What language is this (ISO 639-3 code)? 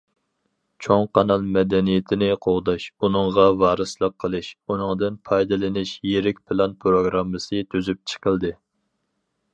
uig